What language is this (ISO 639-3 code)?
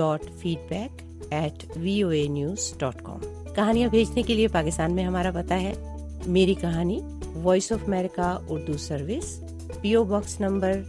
urd